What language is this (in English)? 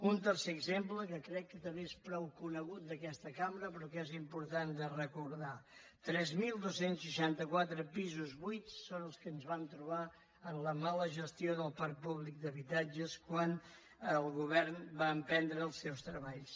Catalan